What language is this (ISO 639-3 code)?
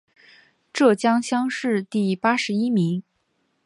zho